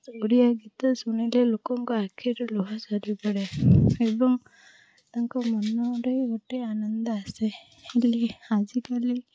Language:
Odia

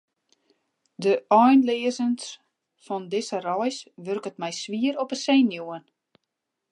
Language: Western Frisian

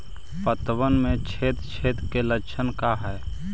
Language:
Magahi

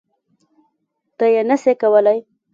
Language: Pashto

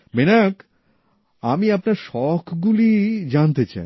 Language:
Bangla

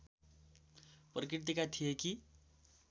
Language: Nepali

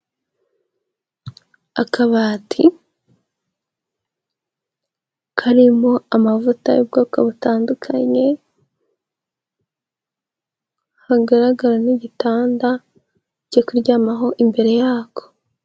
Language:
Kinyarwanda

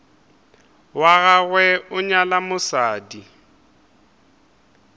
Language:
Northern Sotho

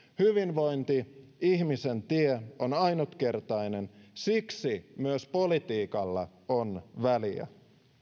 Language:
Finnish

